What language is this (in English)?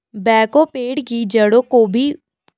Hindi